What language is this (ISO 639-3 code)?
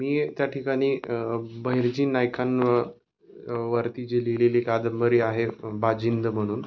mar